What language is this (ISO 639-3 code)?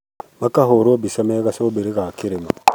kik